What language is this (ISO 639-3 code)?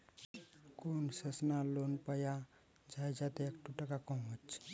ben